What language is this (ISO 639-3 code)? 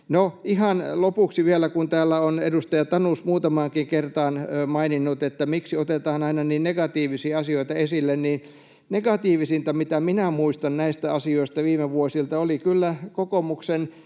fin